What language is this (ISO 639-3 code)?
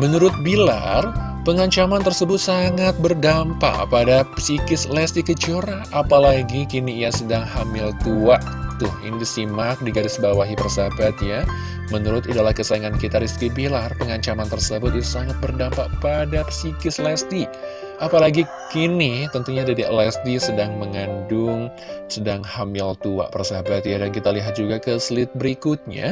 ind